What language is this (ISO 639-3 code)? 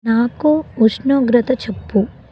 tel